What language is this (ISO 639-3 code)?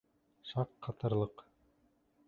bak